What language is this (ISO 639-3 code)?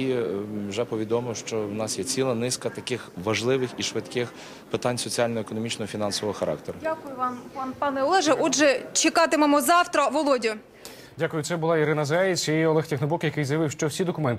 ukr